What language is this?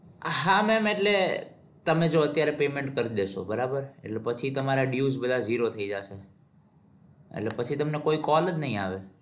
Gujarati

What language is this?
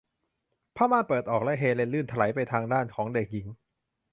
Thai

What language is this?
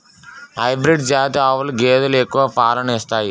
Telugu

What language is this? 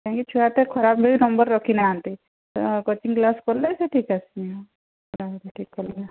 Odia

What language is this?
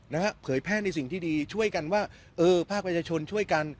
Thai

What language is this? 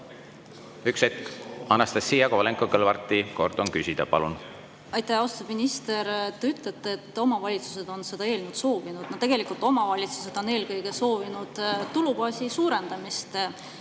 Estonian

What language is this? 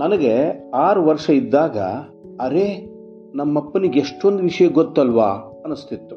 Kannada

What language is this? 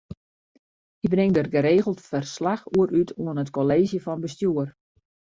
Western Frisian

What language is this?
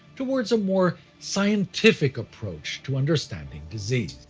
English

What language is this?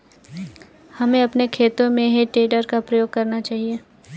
Hindi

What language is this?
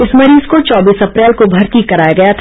Hindi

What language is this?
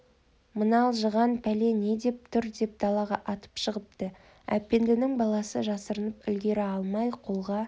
Kazakh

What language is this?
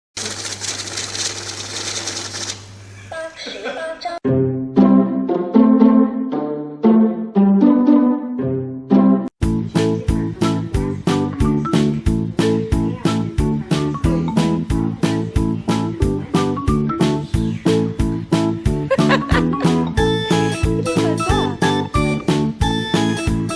Japanese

